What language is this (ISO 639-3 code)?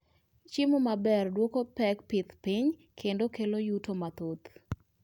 luo